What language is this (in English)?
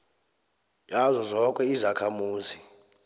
South Ndebele